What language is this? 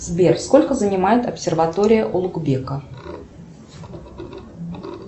Russian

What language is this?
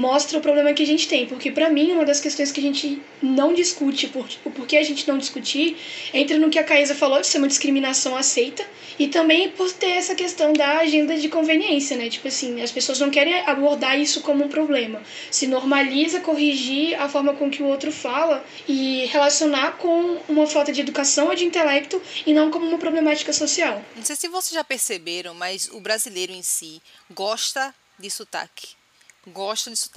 Portuguese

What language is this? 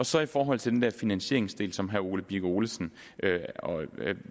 Danish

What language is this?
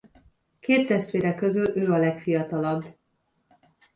Hungarian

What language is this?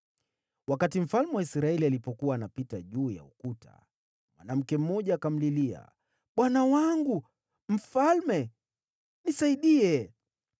Swahili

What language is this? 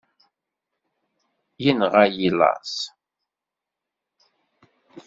Kabyle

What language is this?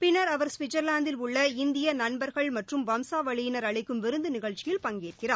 Tamil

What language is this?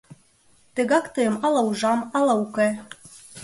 Mari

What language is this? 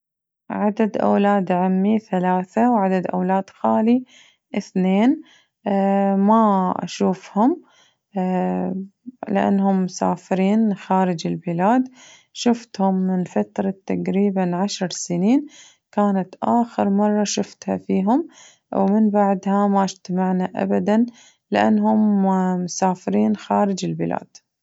Najdi Arabic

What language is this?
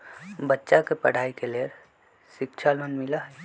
Magahi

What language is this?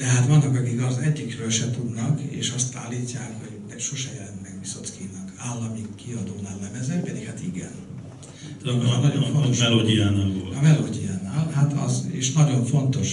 Hungarian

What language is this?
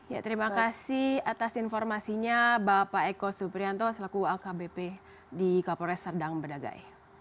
Indonesian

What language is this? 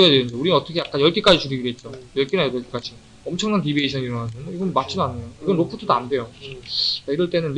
Korean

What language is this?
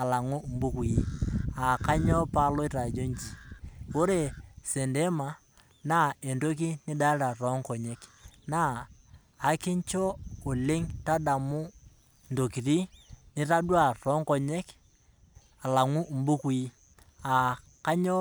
Masai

